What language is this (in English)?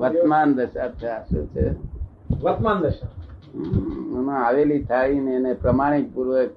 Gujarati